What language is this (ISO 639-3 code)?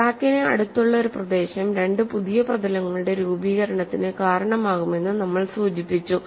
mal